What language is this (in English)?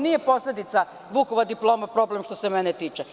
Serbian